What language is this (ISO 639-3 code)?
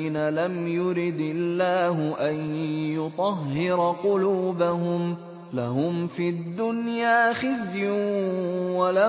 ara